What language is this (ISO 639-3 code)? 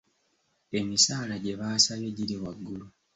lug